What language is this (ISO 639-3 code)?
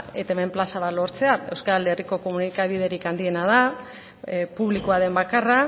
eus